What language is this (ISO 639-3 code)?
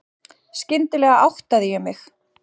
isl